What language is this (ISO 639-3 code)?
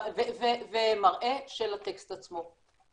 heb